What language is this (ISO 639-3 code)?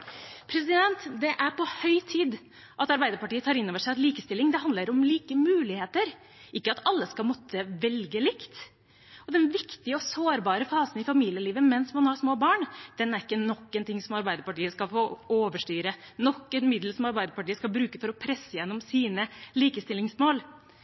nob